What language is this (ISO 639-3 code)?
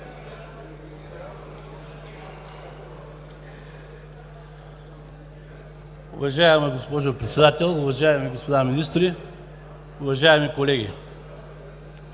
bul